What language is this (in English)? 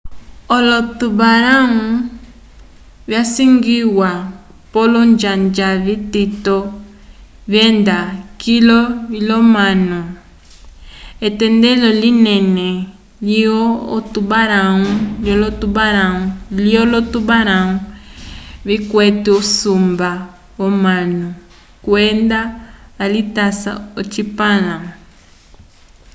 Umbundu